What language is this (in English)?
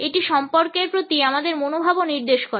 Bangla